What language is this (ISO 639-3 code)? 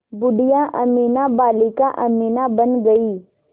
hin